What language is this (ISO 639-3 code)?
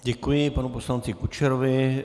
ces